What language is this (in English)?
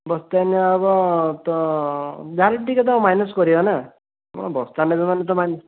Odia